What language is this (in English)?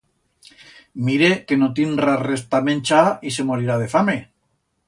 Aragonese